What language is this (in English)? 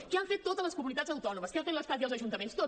Catalan